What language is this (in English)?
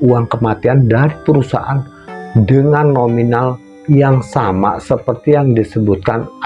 Indonesian